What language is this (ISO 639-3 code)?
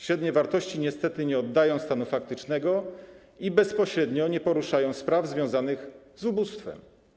pol